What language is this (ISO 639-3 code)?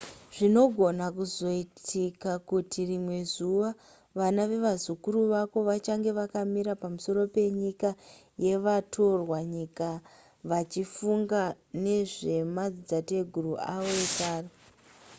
sna